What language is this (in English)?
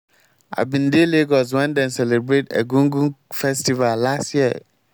Nigerian Pidgin